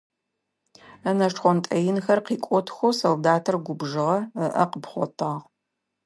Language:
Adyghe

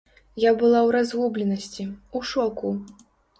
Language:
Belarusian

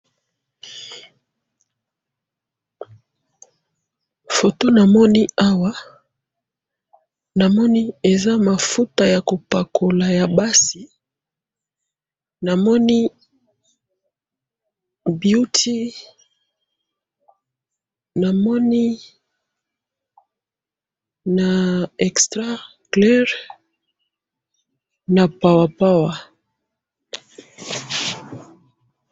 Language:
Lingala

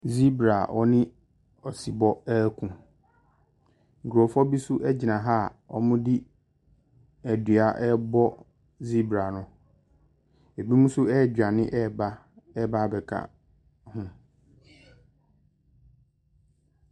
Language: Akan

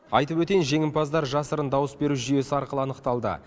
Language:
Kazakh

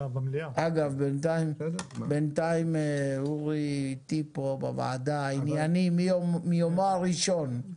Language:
Hebrew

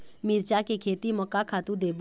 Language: Chhattisgarhi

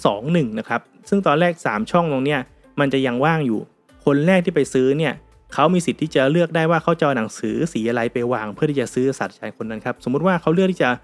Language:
Thai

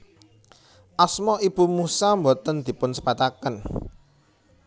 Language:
Javanese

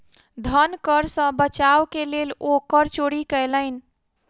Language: Maithili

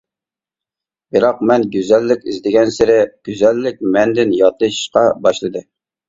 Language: Uyghur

